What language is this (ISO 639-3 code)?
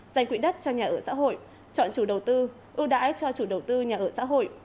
vie